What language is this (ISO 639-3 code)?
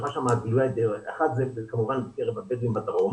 heb